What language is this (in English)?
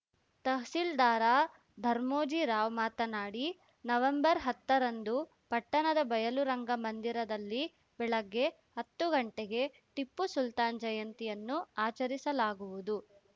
Kannada